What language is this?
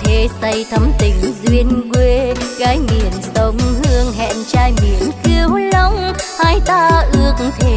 Vietnamese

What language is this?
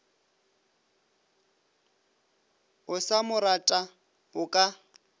Northern Sotho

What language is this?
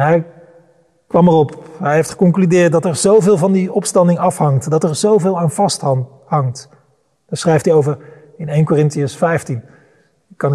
Dutch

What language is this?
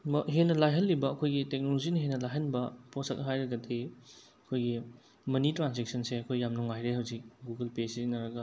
Manipuri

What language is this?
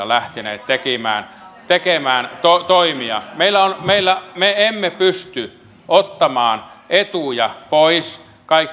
Finnish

